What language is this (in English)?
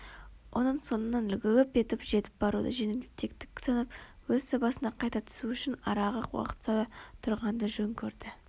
Kazakh